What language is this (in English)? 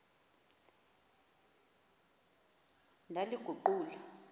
Xhosa